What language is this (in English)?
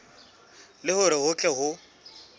Southern Sotho